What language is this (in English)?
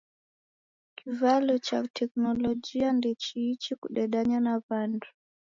Taita